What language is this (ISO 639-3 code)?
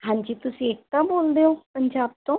pan